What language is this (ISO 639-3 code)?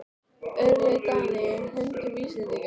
isl